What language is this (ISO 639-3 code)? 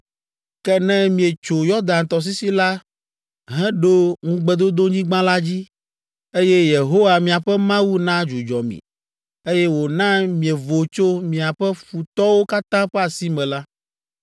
ewe